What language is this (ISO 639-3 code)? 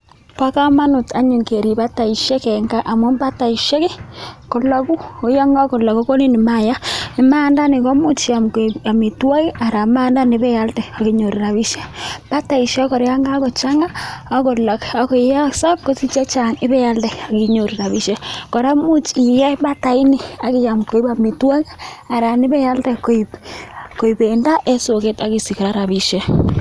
kln